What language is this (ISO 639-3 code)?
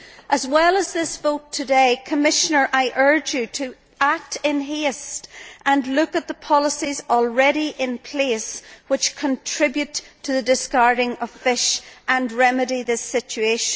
eng